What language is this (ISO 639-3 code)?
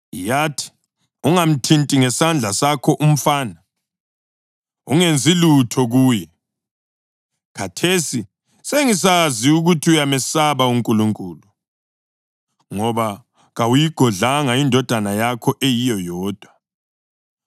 nde